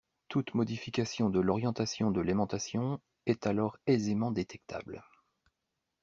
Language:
French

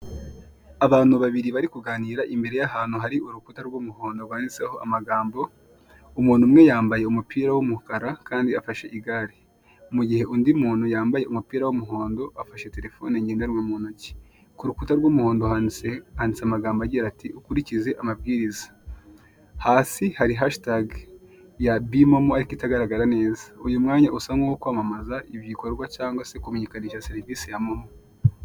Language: Kinyarwanda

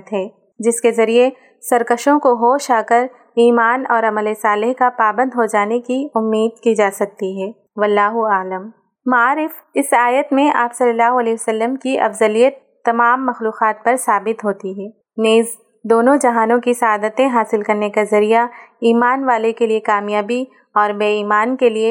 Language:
Urdu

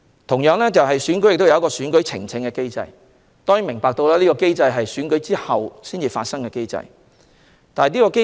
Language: Cantonese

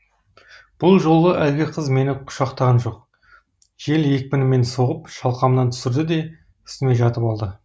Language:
Kazakh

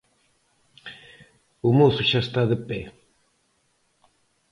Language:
Galician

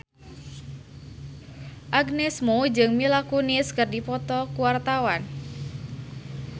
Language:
Sundanese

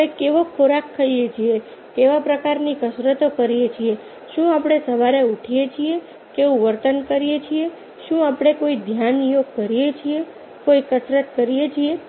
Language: Gujarati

